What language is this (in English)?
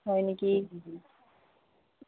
Assamese